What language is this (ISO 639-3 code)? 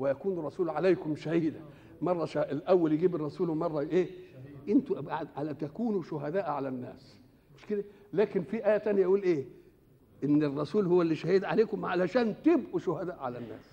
ara